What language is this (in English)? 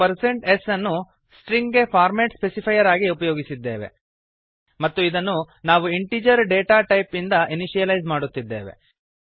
Kannada